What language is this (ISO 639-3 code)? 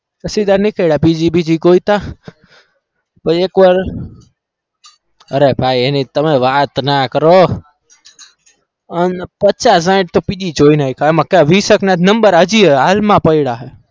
guj